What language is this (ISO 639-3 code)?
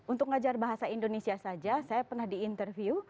ind